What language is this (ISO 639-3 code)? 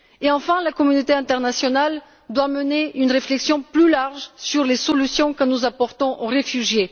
fra